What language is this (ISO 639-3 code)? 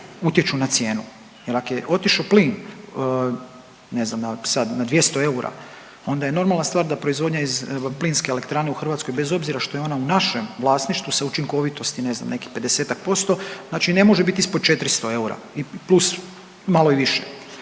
hrv